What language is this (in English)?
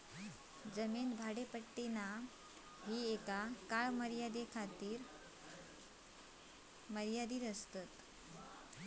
Marathi